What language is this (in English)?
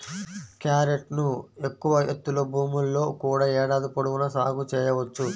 Telugu